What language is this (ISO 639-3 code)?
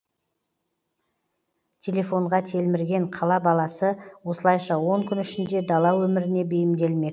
kaz